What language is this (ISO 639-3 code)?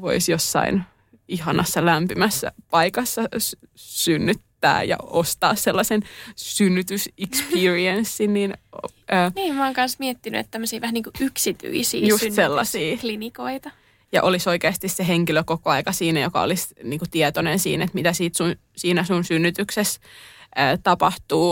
fin